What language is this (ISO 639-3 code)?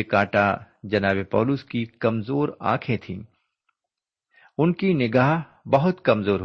urd